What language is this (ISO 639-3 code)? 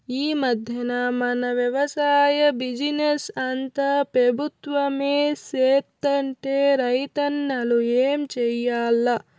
tel